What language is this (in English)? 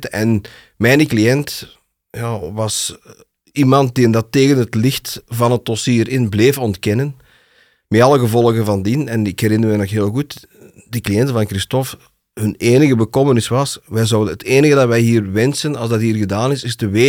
Dutch